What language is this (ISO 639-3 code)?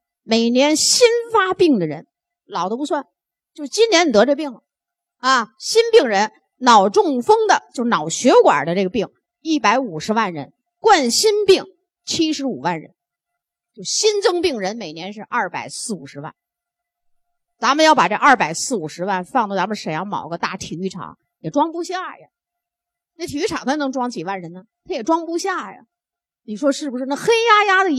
zho